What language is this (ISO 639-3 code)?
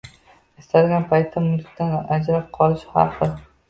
uzb